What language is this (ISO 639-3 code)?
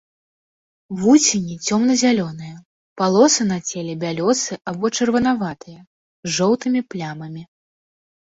bel